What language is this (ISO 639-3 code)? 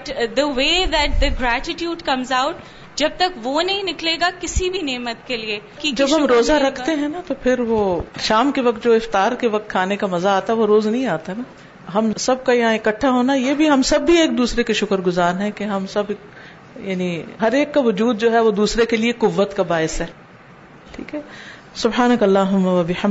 urd